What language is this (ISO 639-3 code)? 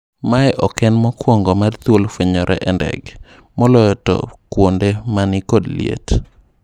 luo